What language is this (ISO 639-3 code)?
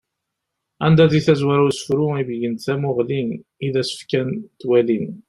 kab